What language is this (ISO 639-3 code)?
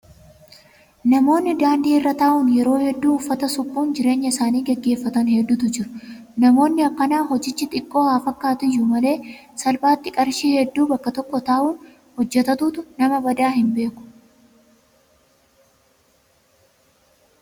orm